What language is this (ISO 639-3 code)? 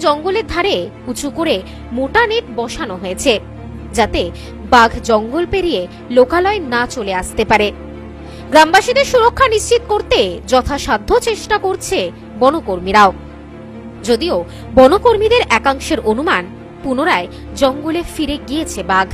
ben